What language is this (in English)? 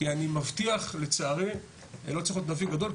Hebrew